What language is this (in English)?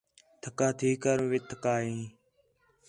Khetrani